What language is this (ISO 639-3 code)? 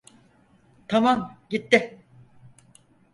tur